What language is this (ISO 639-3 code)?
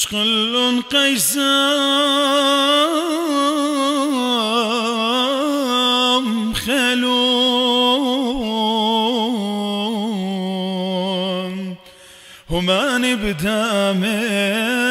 ara